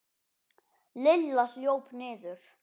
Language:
Icelandic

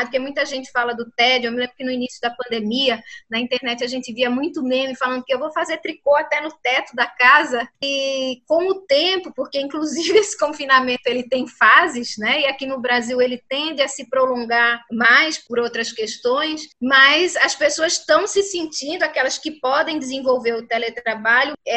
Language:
Portuguese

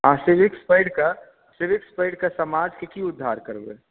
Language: Maithili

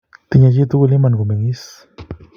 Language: Kalenjin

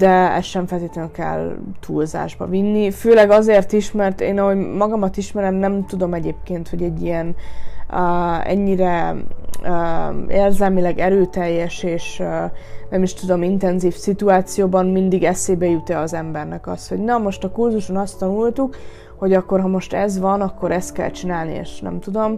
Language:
Hungarian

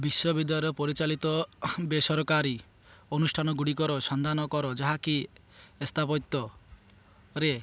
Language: Odia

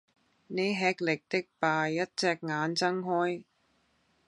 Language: Cantonese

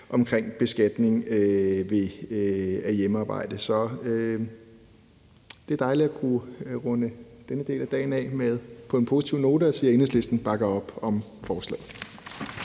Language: Danish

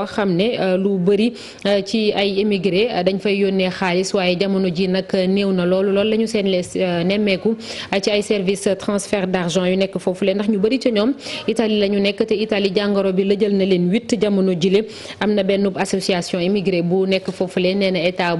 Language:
French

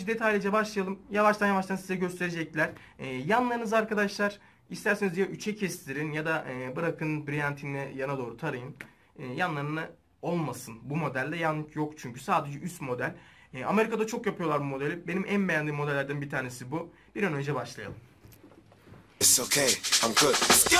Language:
Turkish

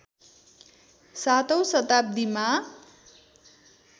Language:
Nepali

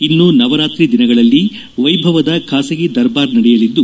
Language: Kannada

